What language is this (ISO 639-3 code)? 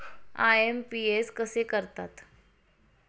mar